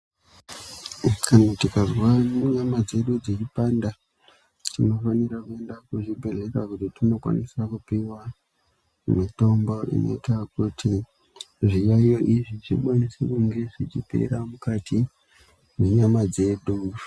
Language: Ndau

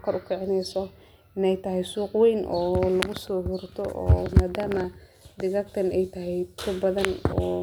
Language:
Somali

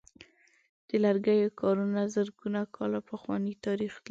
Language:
Pashto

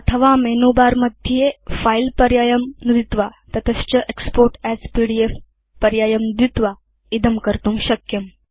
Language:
Sanskrit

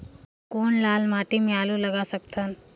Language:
Chhattisgarhi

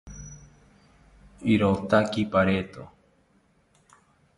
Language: South Ucayali Ashéninka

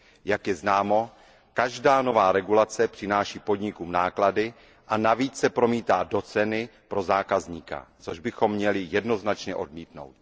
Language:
Czech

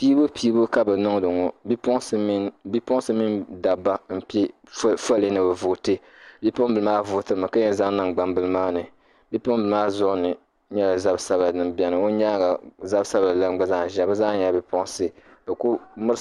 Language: Dagbani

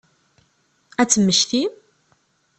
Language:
Kabyle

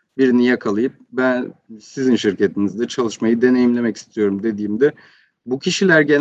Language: Turkish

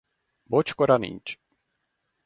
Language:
Hungarian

